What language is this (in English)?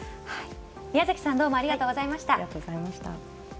Japanese